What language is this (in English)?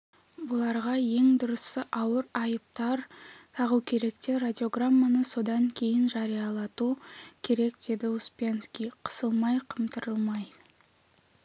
Kazakh